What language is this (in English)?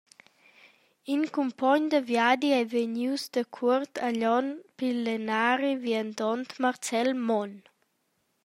Romansh